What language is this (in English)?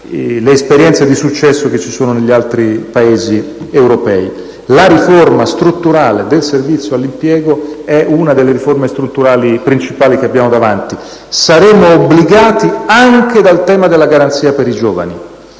Italian